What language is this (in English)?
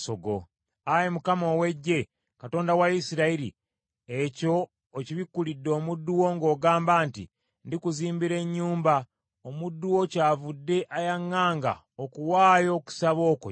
Ganda